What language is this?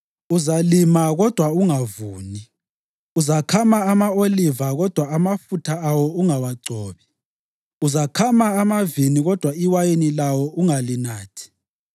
North Ndebele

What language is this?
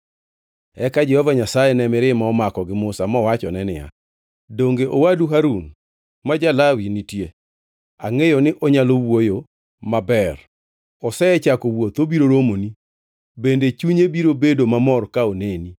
Luo (Kenya and Tanzania)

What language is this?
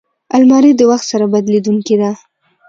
Pashto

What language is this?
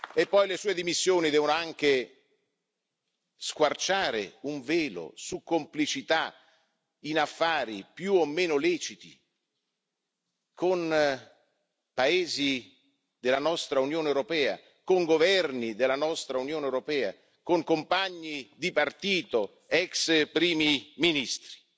Italian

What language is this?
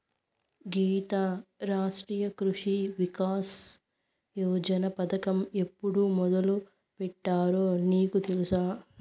Telugu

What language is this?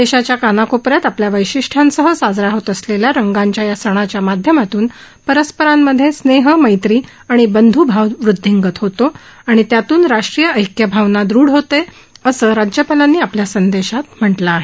Marathi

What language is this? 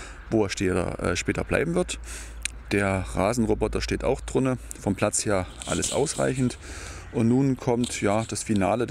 German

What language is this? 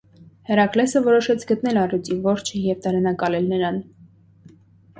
Armenian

